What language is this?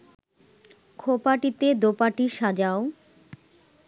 Bangla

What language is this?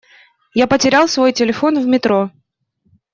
Russian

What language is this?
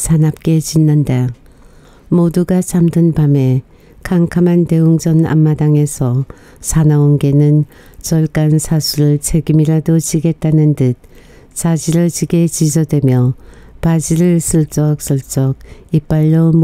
Korean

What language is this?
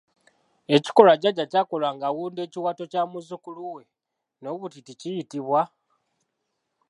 Ganda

